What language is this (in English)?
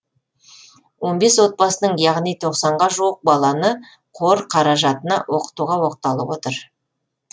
Kazakh